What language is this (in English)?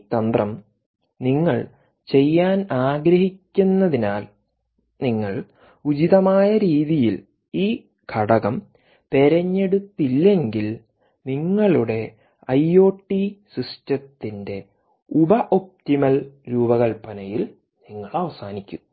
Malayalam